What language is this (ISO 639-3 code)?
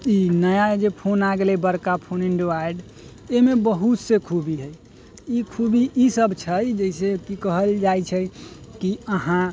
mai